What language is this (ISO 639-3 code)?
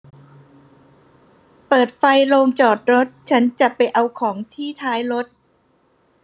tha